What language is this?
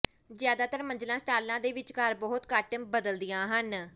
Punjabi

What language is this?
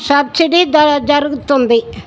Telugu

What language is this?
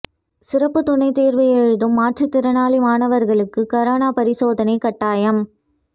Tamil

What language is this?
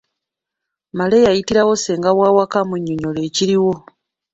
Ganda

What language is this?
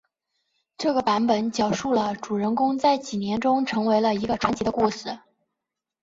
Chinese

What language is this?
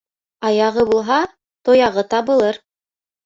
Bashkir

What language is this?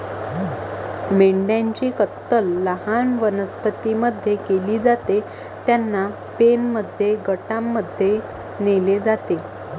Marathi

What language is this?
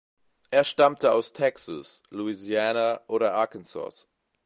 German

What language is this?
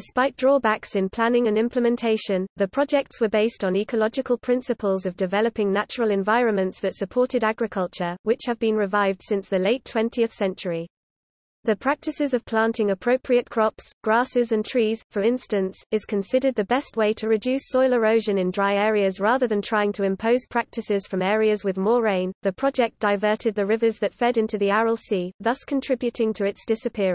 English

